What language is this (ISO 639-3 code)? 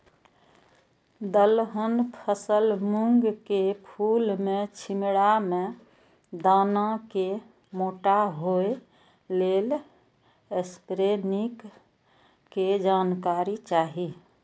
mai